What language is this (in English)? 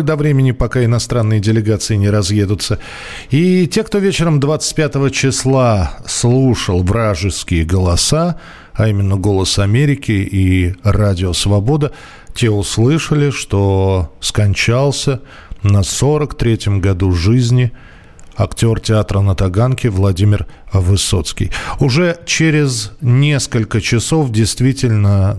Russian